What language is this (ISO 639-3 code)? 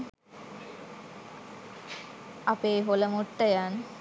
sin